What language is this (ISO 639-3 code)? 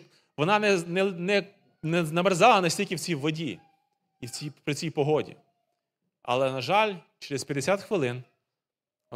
ukr